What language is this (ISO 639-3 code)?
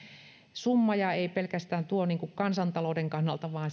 fin